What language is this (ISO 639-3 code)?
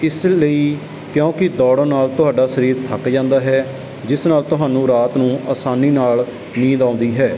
pan